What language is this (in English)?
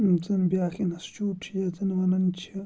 Kashmiri